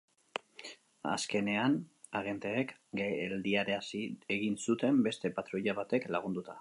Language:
Basque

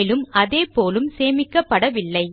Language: Tamil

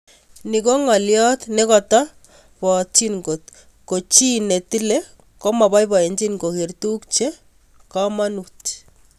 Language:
Kalenjin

